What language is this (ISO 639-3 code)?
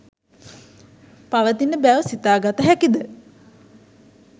sin